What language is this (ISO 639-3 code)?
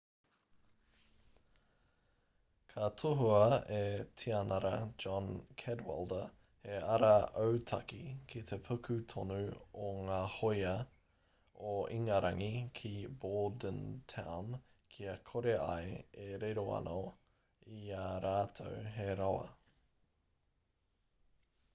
mri